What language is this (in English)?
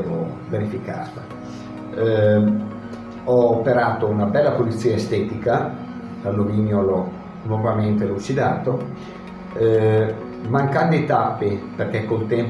Italian